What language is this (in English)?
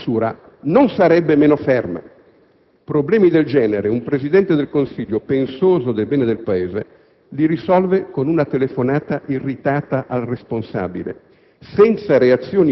Italian